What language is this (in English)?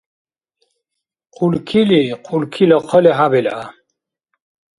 Dargwa